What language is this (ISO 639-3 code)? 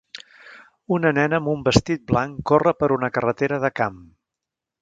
cat